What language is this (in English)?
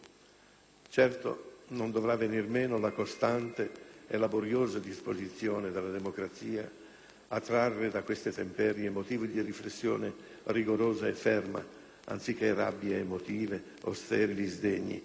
Italian